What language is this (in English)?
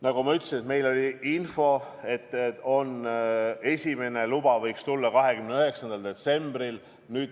Estonian